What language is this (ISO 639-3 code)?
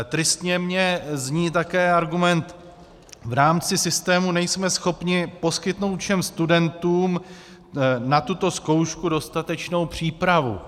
ces